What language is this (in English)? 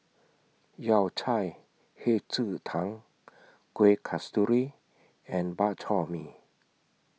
English